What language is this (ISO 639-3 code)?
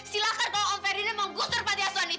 ind